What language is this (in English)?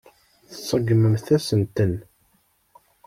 Kabyle